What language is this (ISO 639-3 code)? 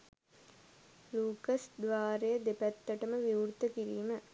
sin